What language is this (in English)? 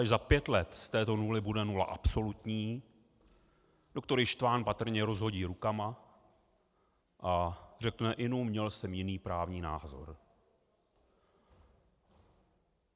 Czech